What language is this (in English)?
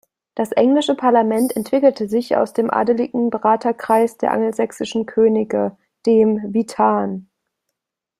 German